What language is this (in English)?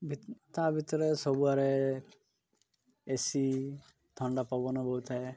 Odia